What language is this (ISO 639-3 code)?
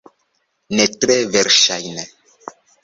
epo